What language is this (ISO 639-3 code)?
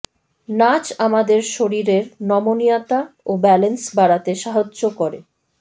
ben